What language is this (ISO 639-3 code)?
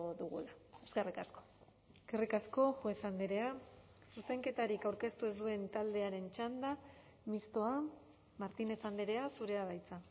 eus